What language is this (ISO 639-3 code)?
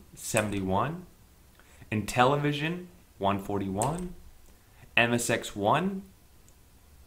eng